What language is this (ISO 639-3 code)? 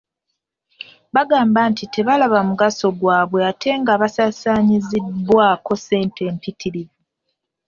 lug